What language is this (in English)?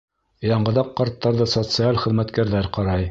Bashkir